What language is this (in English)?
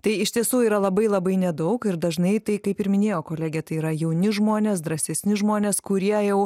Lithuanian